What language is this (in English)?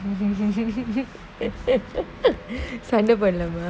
English